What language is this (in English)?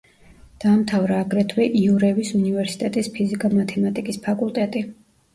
Georgian